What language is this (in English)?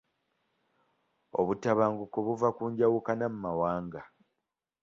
Ganda